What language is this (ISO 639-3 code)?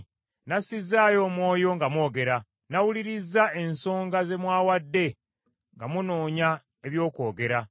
lug